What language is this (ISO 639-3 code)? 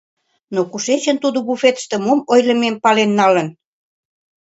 chm